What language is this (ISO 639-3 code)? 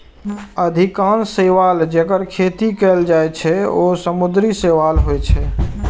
mai